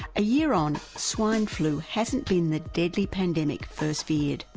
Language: English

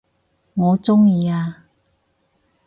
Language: Cantonese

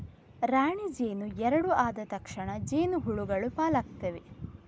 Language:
Kannada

